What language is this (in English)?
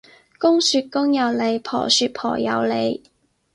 Cantonese